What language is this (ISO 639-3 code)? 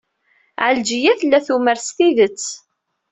kab